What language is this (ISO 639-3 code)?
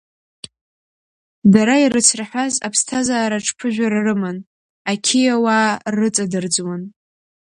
abk